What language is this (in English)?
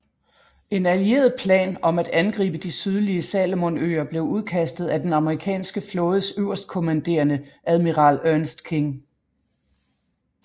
Danish